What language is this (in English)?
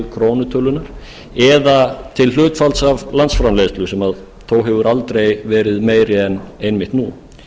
Icelandic